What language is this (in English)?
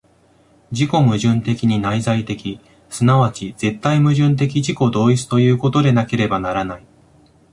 Japanese